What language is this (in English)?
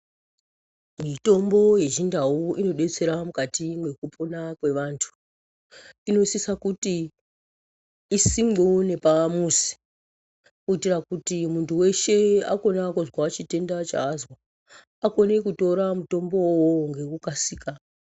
Ndau